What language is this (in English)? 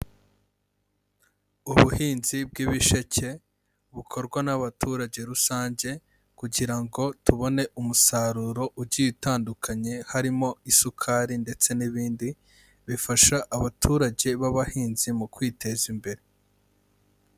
Kinyarwanda